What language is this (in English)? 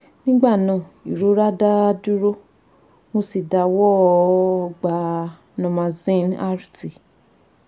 Yoruba